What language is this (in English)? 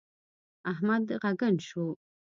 Pashto